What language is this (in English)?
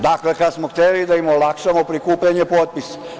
Serbian